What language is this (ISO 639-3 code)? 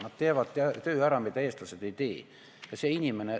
est